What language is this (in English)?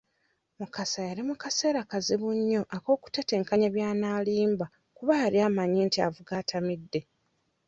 Ganda